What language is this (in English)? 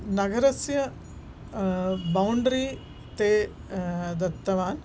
Sanskrit